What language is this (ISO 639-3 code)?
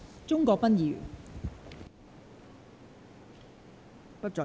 yue